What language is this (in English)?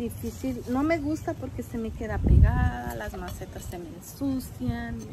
Spanish